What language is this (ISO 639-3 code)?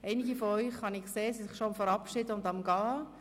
gsw